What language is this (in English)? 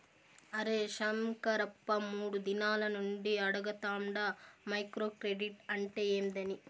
Telugu